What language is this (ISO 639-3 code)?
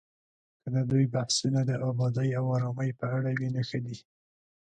pus